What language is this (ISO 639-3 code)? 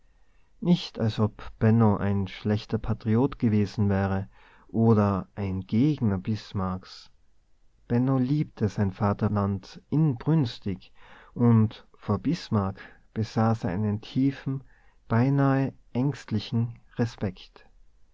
deu